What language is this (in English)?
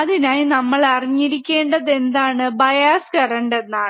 Malayalam